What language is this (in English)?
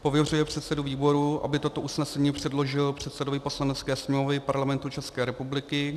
Czech